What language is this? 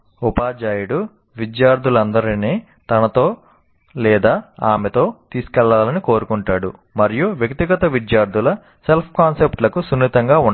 Telugu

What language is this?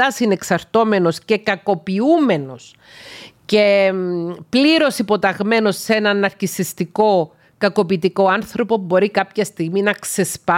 Greek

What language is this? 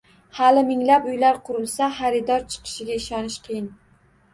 Uzbek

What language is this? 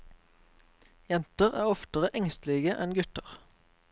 Norwegian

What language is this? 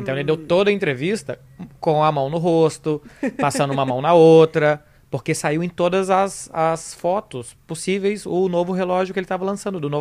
Portuguese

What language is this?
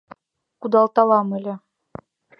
Mari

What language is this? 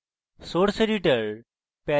Bangla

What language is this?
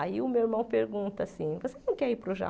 Portuguese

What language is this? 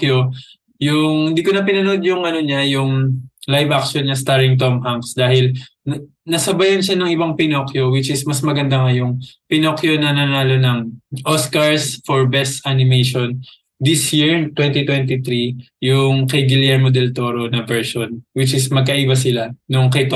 Filipino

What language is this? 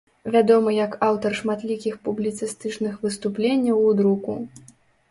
Belarusian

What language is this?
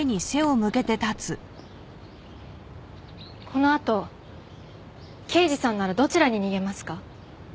Japanese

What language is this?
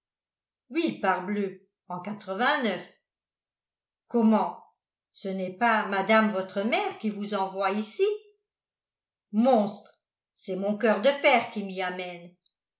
French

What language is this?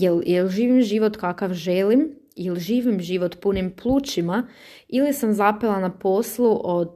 Croatian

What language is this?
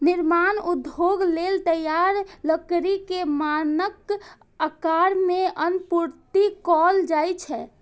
Maithili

